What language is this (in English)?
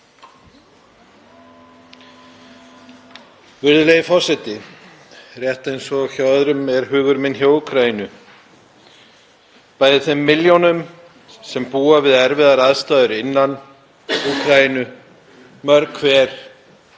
Icelandic